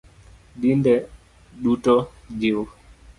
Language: Luo (Kenya and Tanzania)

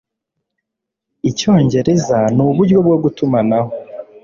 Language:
Kinyarwanda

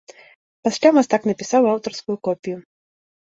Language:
Belarusian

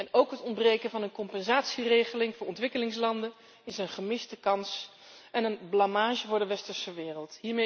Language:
Dutch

